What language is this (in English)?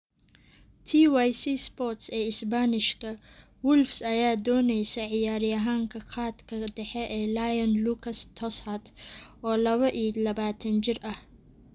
Somali